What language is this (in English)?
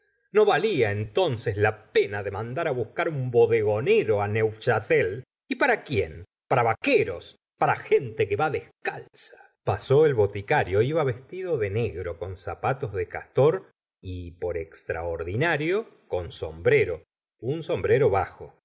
Spanish